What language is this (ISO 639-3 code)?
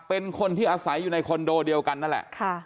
tha